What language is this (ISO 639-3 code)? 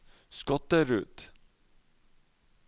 nor